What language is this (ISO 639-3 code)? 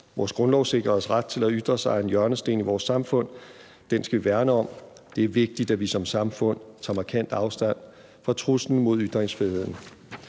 dan